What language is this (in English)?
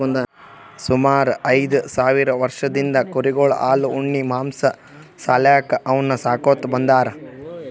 Kannada